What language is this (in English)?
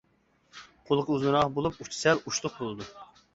Uyghur